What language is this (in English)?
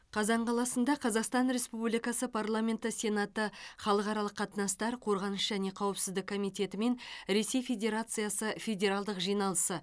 Kazakh